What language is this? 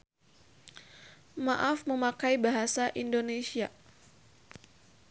Sundanese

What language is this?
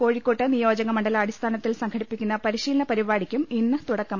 Malayalam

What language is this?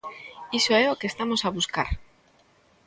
Galician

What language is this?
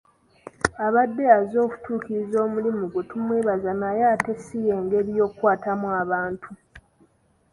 Ganda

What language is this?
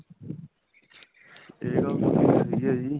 Punjabi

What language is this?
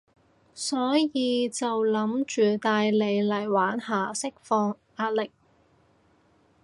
Cantonese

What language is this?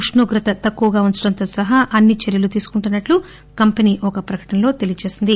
Telugu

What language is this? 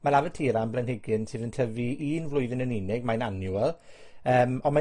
Welsh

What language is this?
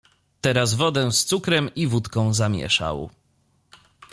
Polish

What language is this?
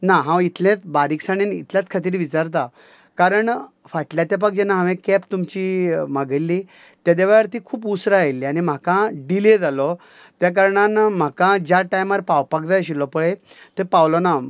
Konkani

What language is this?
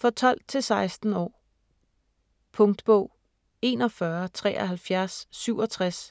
Danish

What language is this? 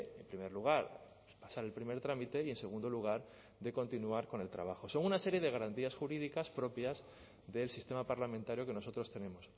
Spanish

